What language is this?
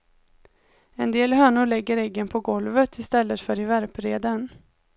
Swedish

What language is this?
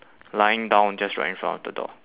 English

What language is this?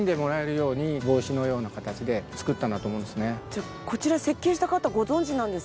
Japanese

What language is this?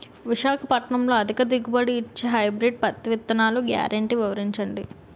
Telugu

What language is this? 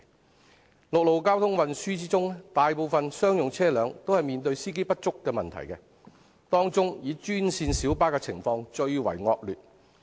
Cantonese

